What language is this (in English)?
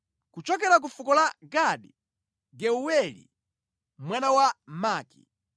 Nyanja